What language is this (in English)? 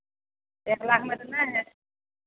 Maithili